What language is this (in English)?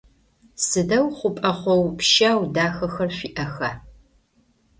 Adyghe